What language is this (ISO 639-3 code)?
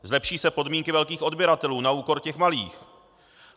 ces